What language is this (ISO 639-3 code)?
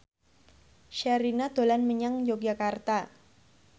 jav